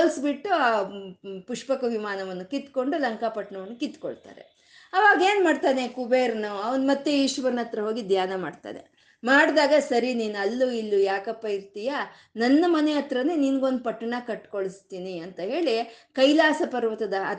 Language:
Kannada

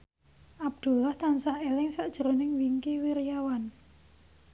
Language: Javanese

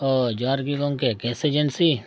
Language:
Santali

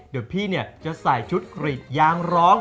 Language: Thai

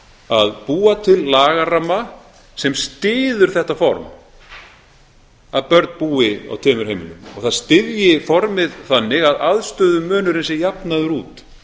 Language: Icelandic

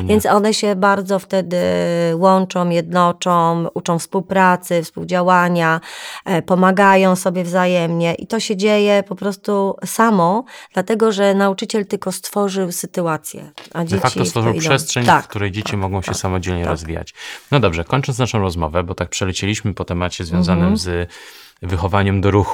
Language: Polish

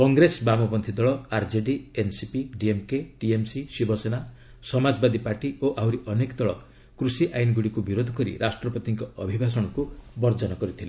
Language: Odia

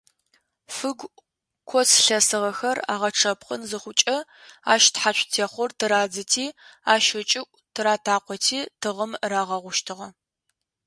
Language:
Adyghe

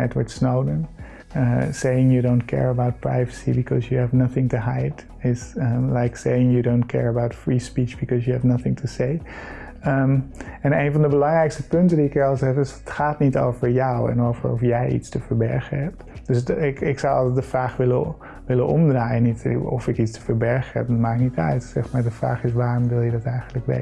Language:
Dutch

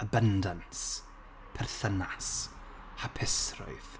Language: Welsh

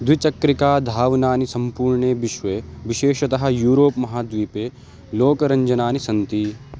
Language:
Sanskrit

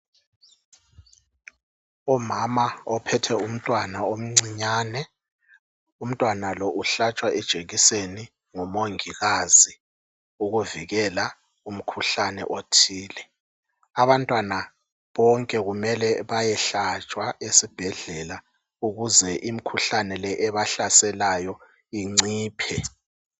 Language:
North Ndebele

